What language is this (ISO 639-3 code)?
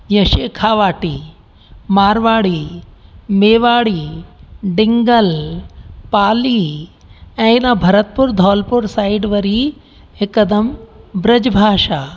snd